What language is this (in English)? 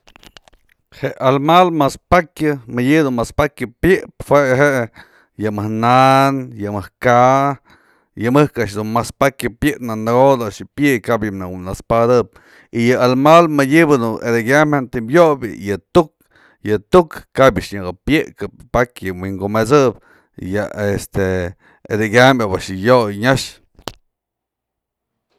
Mazatlán Mixe